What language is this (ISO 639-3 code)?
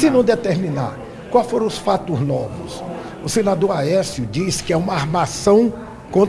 por